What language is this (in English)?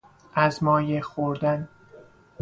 Persian